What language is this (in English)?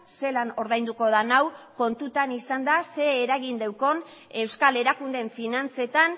Basque